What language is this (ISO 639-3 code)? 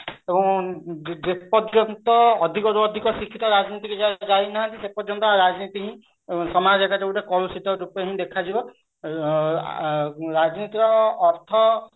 ori